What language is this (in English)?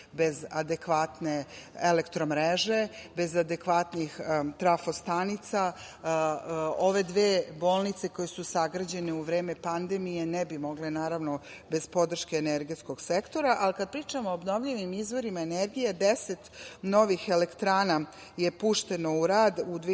Serbian